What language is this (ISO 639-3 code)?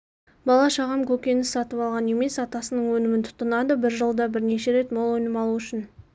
kaz